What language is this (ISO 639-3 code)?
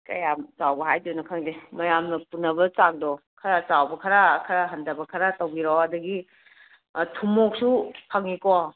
mni